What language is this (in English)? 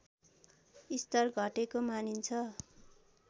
Nepali